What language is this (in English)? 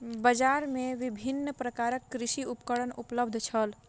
Maithili